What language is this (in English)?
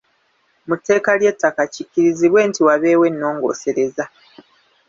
Ganda